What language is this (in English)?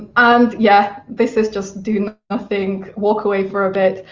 English